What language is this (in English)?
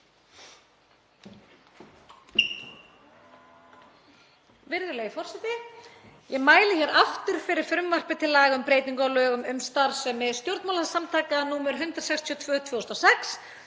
Icelandic